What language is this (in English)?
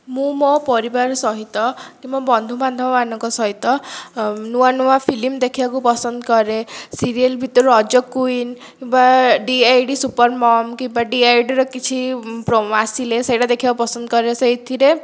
Odia